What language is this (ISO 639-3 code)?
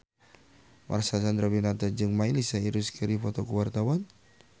sun